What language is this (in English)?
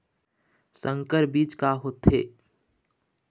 Chhattisgarhi